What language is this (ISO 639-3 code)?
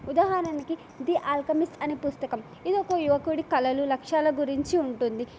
tel